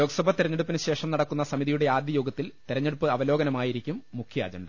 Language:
Malayalam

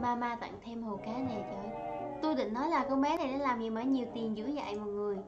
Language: Vietnamese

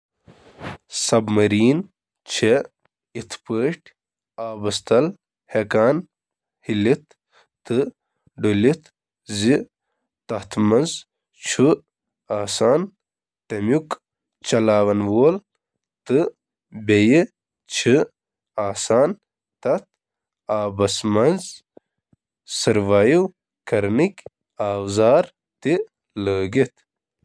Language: Kashmiri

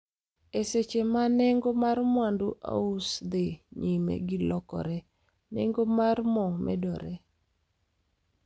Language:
Luo (Kenya and Tanzania)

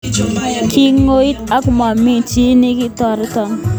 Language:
Kalenjin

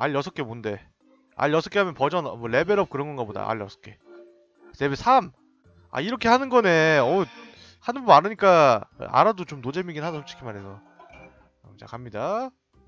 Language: Korean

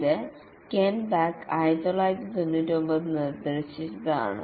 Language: Malayalam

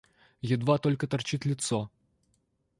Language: Russian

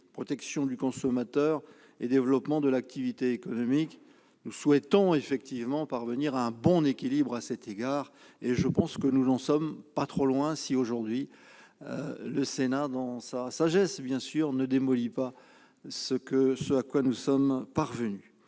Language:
French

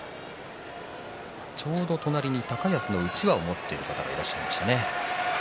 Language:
Japanese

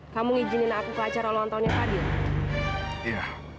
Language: Indonesian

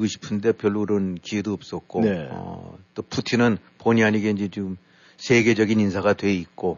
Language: Korean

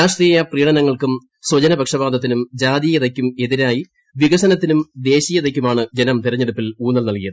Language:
Malayalam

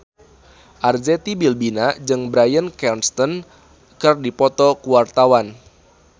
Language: Sundanese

